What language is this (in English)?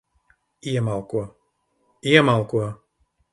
Latvian